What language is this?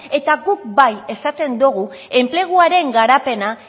Basque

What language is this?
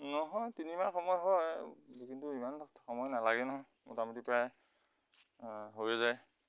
Assamese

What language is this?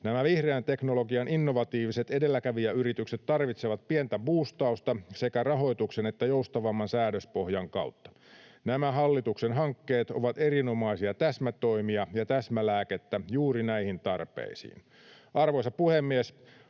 Finnish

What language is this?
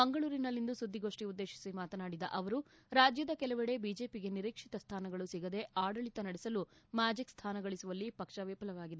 Kannada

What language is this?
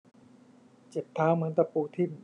Thai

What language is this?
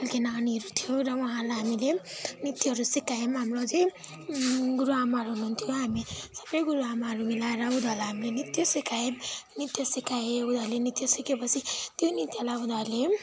Nepali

